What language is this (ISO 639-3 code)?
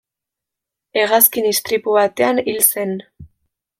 eus